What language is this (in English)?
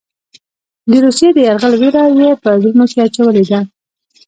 Pashto